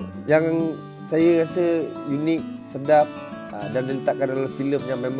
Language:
Malay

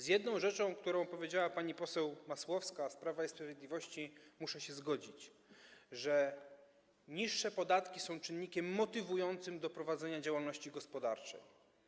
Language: Polish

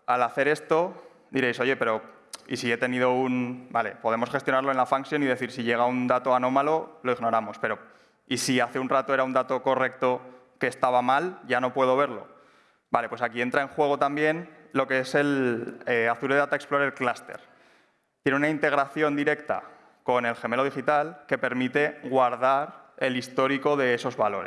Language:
Spanish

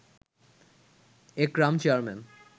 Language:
Bangla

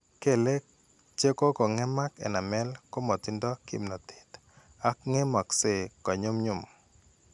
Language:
Kalenjin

